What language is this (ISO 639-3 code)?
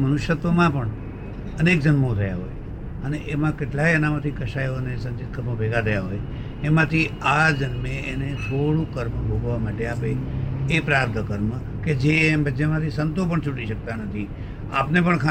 guj